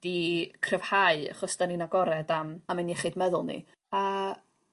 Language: Welsh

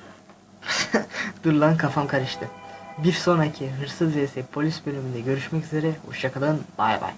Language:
Turkish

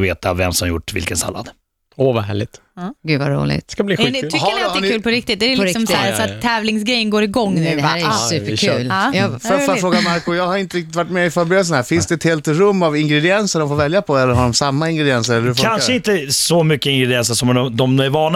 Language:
Swedish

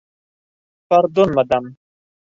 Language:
Bashkir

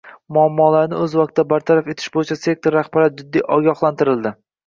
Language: Uzbek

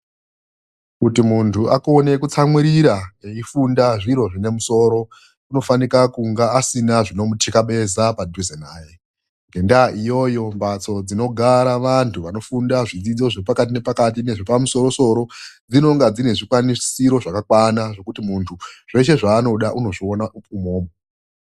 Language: Ndau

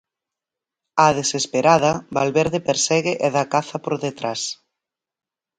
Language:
Galician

